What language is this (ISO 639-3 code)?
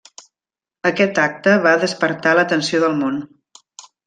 cat